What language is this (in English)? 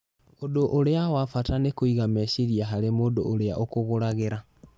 Kikuyu